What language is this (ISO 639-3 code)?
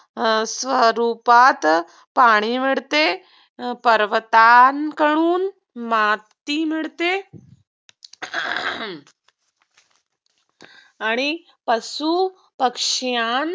mar